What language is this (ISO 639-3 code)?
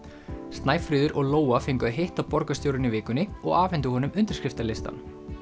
isl